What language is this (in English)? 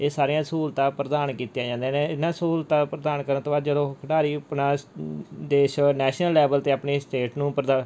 Punjabi